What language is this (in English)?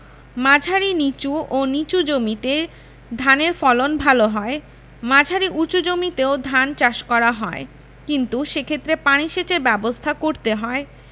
Bangla